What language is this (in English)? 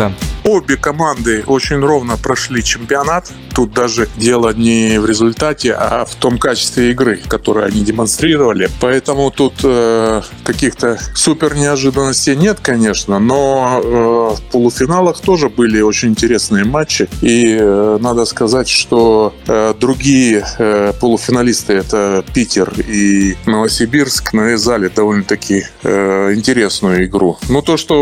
Russian